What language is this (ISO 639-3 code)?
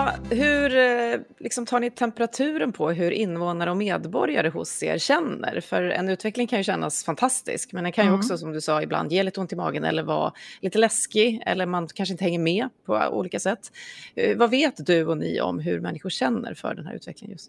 swe